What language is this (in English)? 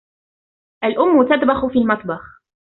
Arabic